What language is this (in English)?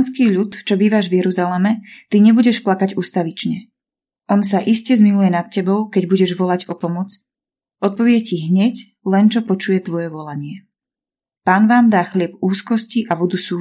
Slovak